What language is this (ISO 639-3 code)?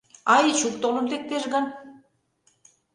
chm